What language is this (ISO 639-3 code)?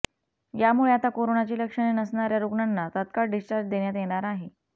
mar